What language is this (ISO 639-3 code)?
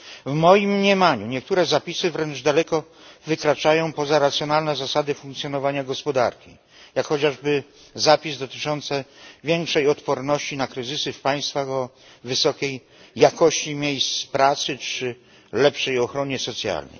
pol